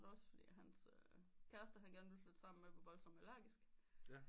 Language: Danish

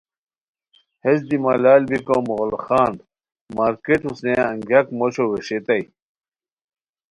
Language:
Khowar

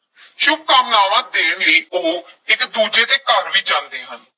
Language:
Punjabi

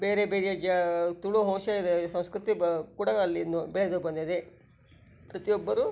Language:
Kannada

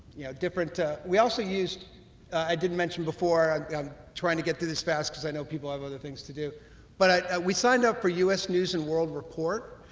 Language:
English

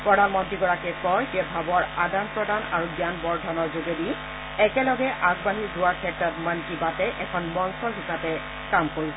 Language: Assamese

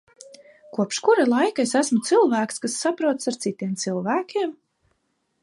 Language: Latvian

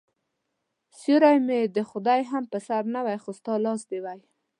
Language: Pashto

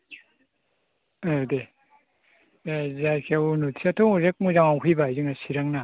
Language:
Bodo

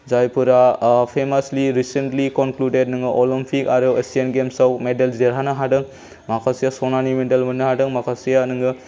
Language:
Bodo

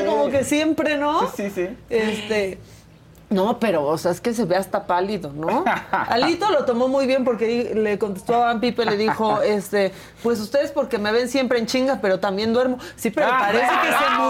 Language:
Spanish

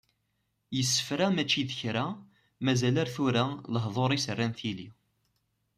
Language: Kabyle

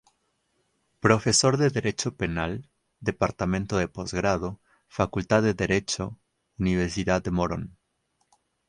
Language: Spanish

